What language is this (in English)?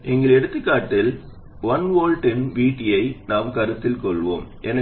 Tamil